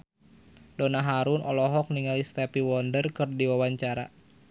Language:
Sundanese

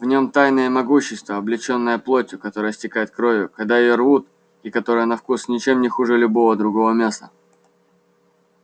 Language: Russian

